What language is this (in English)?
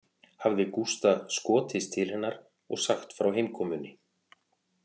Icelandic